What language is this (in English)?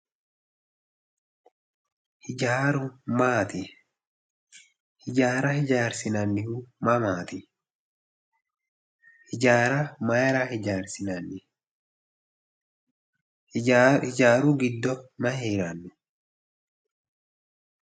Sidamo